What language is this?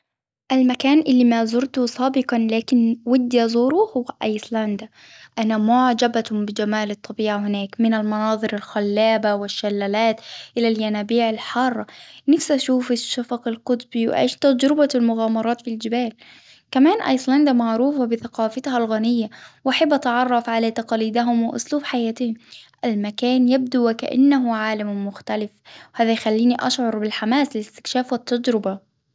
Hijazi Arabic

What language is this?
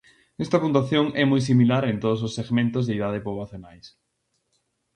Galician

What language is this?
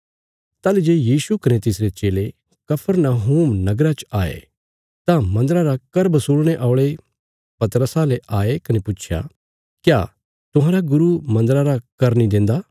Bilaspuri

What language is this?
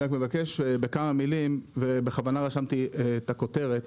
Hebrew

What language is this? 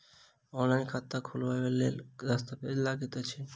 Maithili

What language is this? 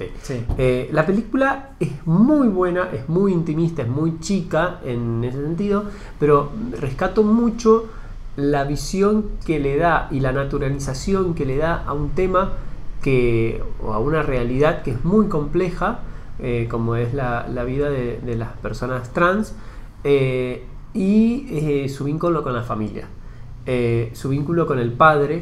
Spanish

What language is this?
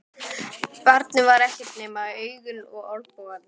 Icelandic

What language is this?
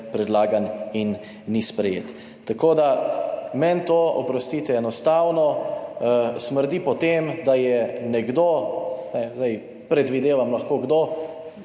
Slovenian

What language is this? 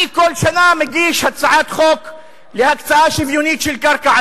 Hebrew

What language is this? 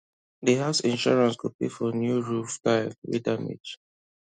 Nigerian Pidgin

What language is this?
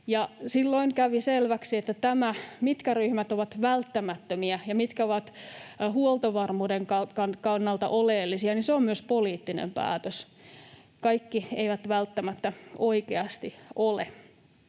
Finnish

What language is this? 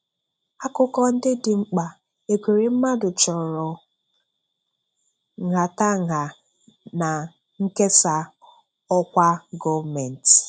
Igbo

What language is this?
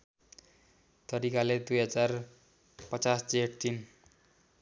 Nepali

